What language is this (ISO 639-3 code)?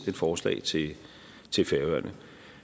dan